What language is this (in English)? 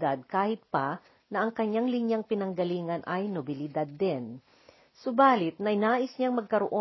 Filipino